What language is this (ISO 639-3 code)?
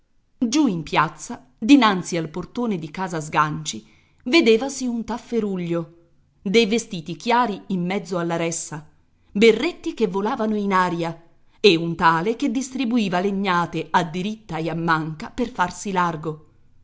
ita